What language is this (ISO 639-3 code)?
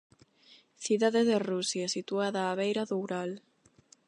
glg